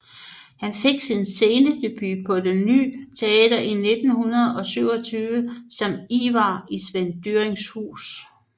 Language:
Danish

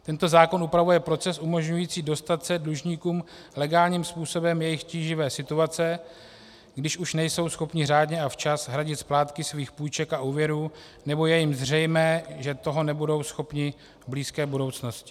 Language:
Czech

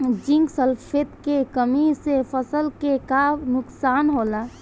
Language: Bhojpuri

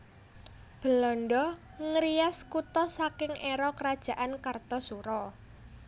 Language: Javanese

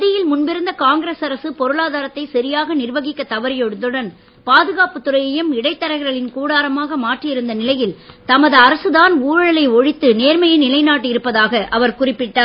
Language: Tamil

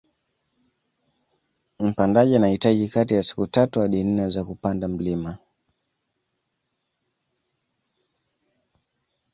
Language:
Swahili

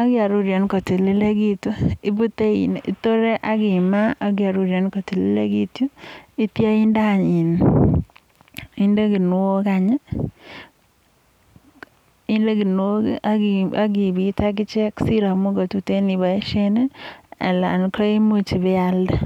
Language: Kalenjin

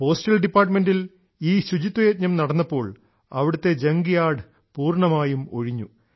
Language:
Malayalam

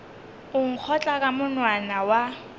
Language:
Northern Sotho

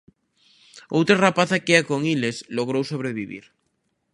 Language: Galician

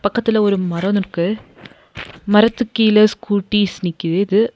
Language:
Tamil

